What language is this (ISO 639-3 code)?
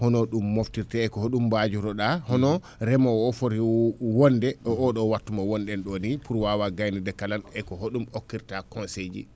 ful